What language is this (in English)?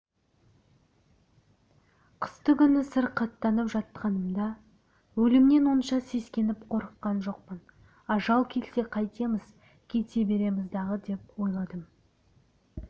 Kazakh